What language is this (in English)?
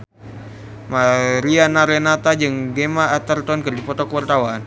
Sundanese